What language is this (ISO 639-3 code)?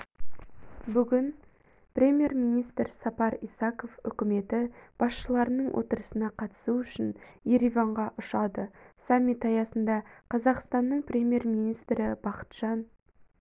kaz